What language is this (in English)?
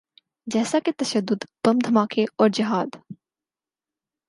Urdu